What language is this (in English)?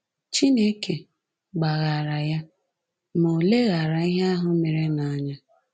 Igbo